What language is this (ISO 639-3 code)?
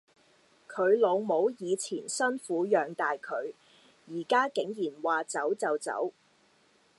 yue